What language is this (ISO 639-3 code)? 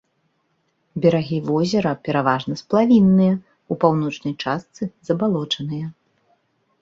bel